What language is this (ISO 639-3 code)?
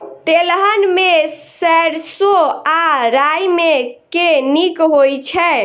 mai